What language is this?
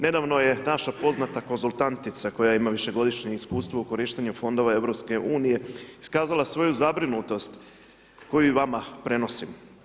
Croatian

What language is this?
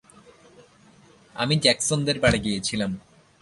Bangla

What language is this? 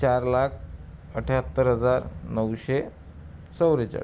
Marathi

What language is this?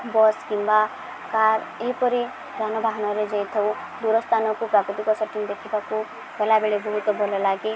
Odia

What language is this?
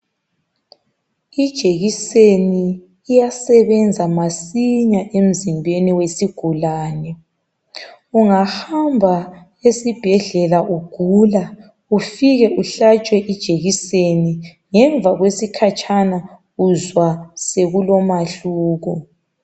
North Ndebele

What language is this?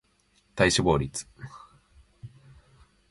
Japanese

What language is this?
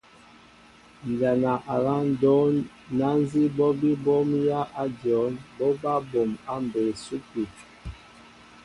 Mbo (Cameroon)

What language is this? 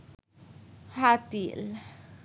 Bangla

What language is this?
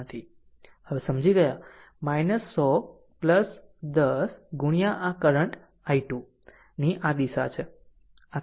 Gujarati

